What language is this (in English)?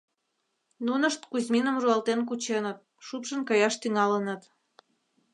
Mari